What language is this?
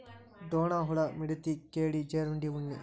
Kannada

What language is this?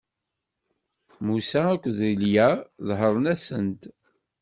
Kabyle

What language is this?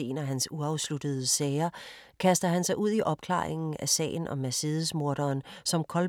Danish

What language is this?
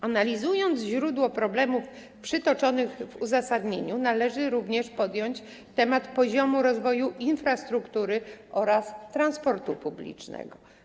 Polish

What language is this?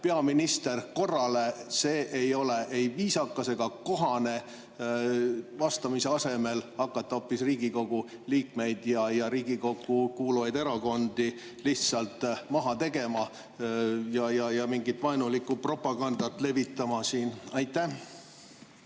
Estonian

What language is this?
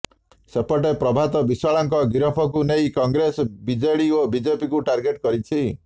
Odia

